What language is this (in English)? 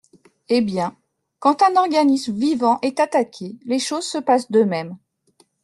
French